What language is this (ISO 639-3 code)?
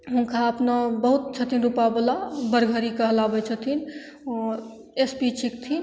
mai